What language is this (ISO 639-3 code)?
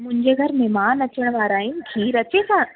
snd